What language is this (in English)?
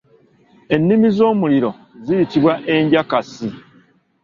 Ganda